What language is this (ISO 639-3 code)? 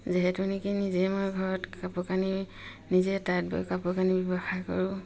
asm